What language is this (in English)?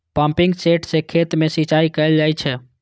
Maithili